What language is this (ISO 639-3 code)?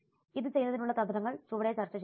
mal